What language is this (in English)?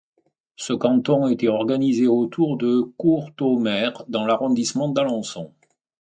French